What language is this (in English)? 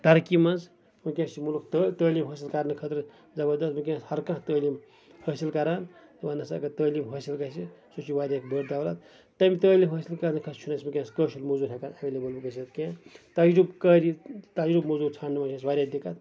Kashmiri